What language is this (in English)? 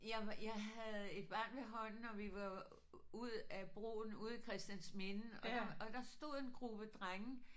Danish